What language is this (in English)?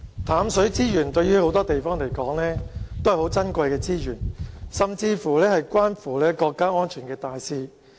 Cantonese